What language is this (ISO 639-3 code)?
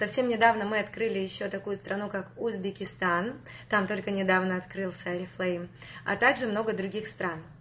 rus